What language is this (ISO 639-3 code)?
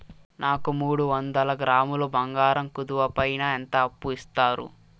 tel